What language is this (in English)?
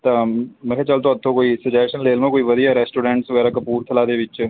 Punjabi